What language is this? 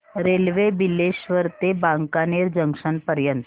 Marathi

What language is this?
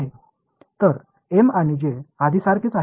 Tamil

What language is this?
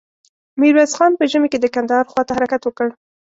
Pashto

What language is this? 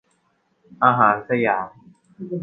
Thai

